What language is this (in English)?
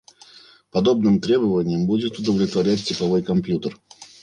Russian